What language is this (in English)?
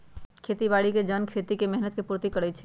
Magahi